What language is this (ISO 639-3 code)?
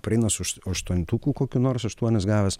lit